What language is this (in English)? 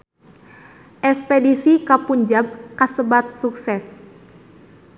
Sundanese